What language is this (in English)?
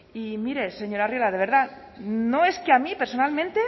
Spanish